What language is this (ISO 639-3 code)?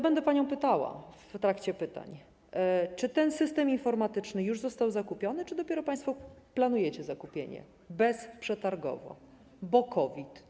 pol